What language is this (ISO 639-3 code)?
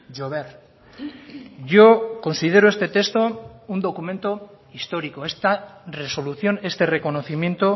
spa